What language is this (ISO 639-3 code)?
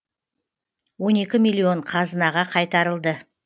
kaz